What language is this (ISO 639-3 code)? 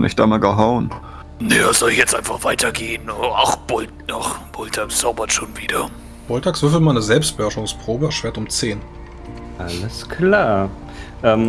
deu